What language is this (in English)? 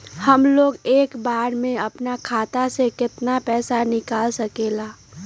Magahi